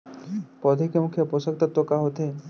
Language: Chhattisgarhi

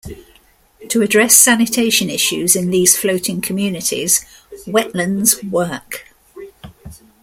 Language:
English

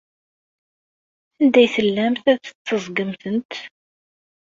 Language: Kabyle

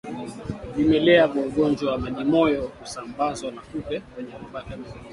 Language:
Swahili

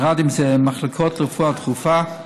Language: Hebrew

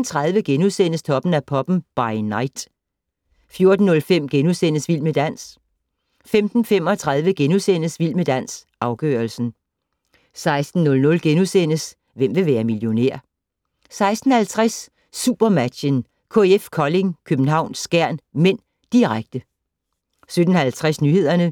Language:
Danish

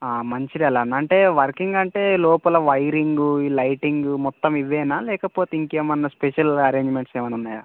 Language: Telugu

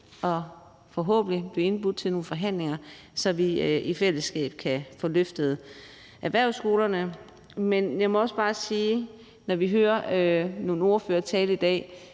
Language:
Danish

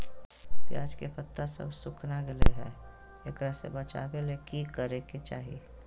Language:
Magahi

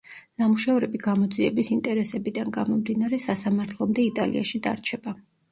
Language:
Georgian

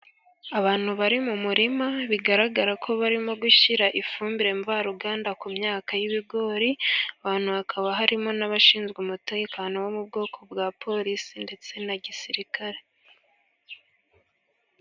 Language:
Kinyarwanda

